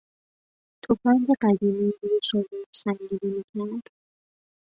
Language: Persian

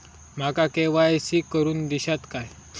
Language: Marathi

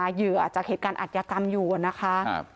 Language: Thai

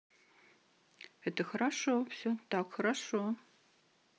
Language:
Russian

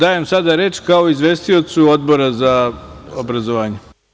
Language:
Serbian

